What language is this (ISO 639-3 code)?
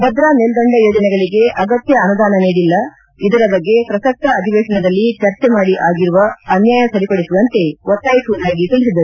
kan